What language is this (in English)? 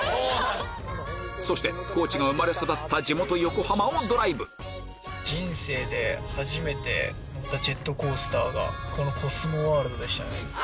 Japanese